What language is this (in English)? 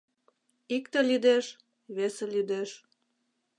Mari